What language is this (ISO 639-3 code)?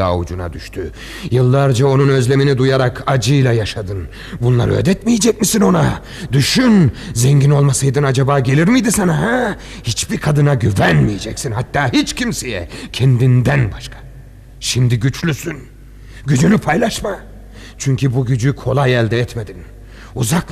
tur